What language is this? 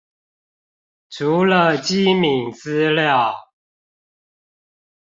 Chinese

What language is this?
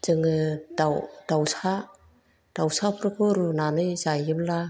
Bodo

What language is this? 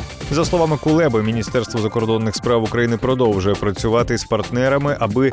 Ukrainian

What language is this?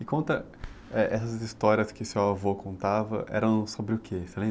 Portuguese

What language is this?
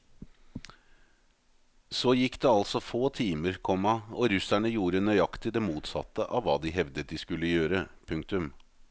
Norwegian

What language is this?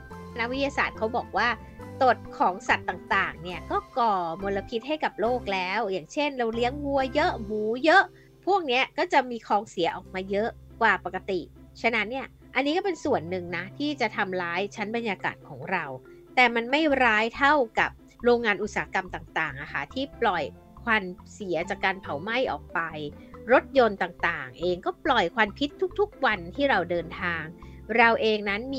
Thai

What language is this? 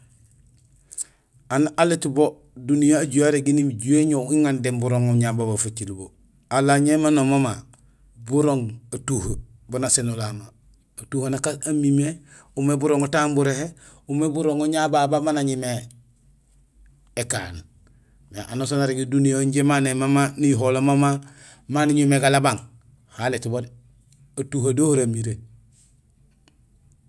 Gusilay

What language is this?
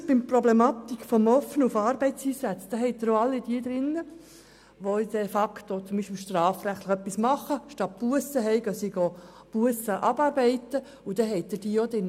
Swiss German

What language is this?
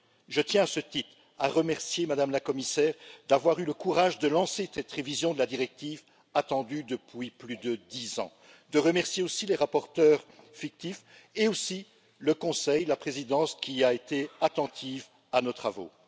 French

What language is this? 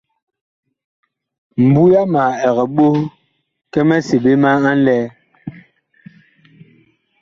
Bakoko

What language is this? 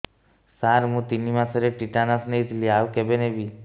Odia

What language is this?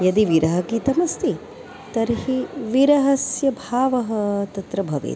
Sanskrit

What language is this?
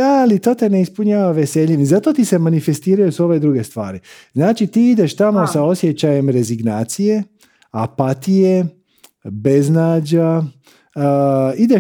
Croatian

